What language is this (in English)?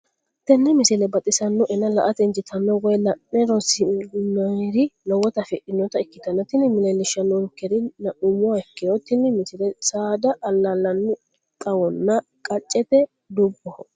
Sidamo